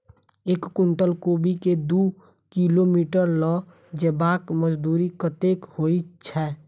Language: Maithili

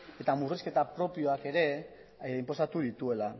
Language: Basque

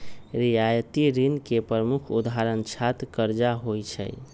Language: Magahi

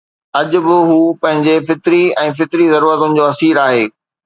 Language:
Sindhi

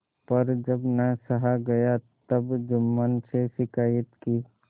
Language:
Hindi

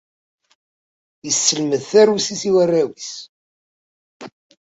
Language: Kabyle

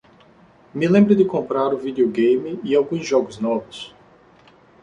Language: Portuguese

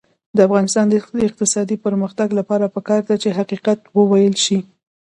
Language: Pashto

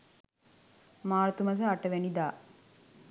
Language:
Sinhala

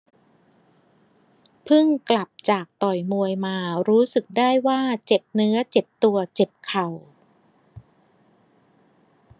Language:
Thai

